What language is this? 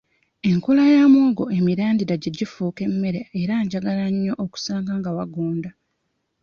Ganda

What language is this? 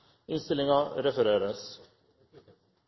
Norwegian Nynorsk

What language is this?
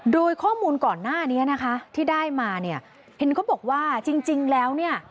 Thai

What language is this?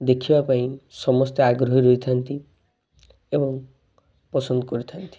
Odia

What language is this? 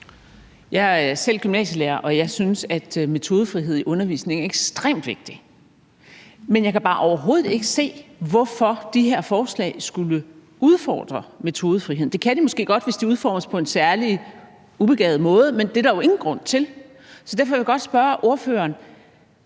Danish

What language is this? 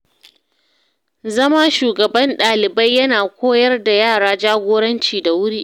Hausa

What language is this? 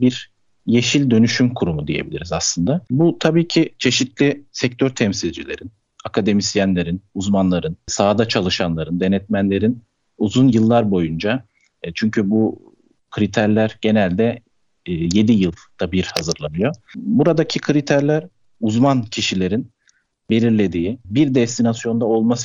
Turkish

